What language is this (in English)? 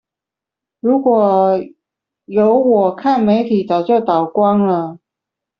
Chinese